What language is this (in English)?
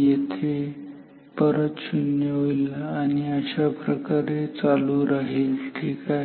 Marathi